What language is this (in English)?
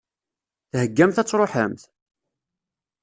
Kabyle